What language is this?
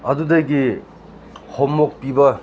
Manipuri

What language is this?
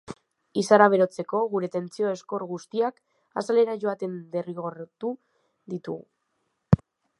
Basque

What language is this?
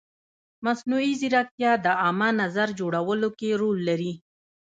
Pashto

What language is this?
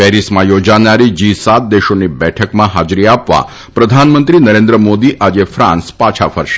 Gujarati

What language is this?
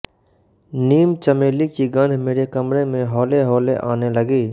Hindi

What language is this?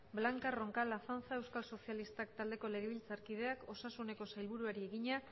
Basque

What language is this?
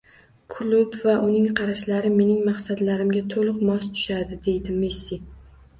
Uzbek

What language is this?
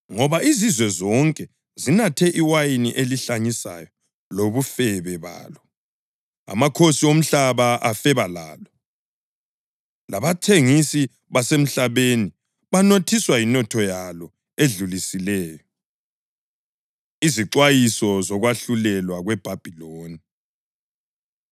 North Ndebele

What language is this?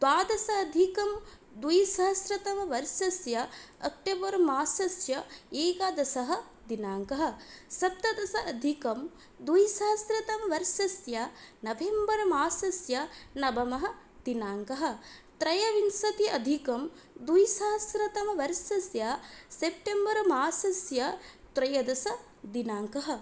Sanskrit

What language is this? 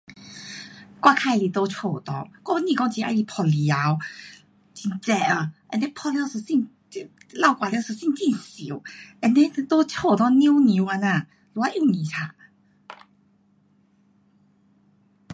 Pu-Xian Chinese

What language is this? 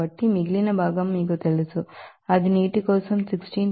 Telugu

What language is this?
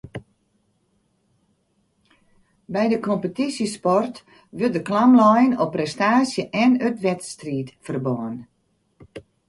Western Frisian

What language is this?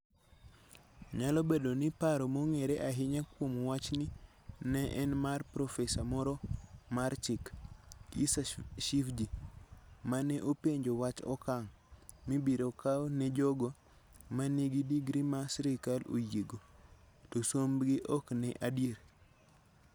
Luo (Kenya and Tanzania)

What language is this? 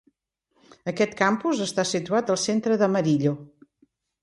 Catalan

